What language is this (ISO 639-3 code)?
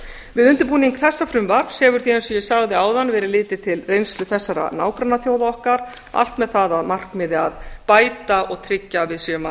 isl